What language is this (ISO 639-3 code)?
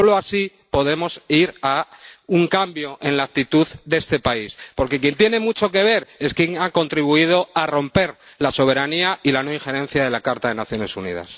spa